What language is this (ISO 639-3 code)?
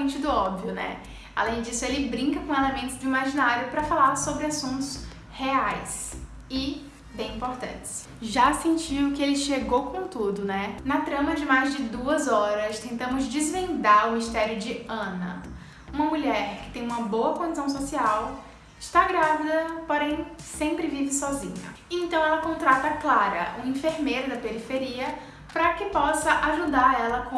por